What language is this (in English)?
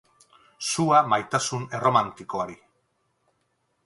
Basque